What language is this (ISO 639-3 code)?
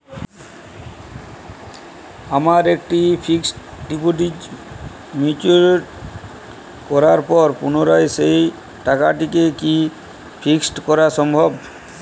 ben